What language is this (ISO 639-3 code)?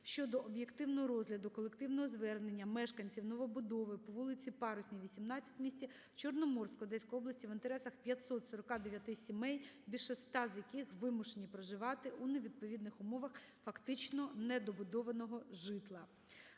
ukr